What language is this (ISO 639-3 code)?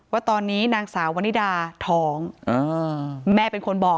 tha